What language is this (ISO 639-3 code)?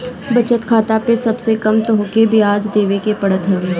bho